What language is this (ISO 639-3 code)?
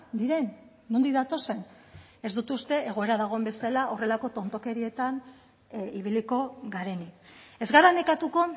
eus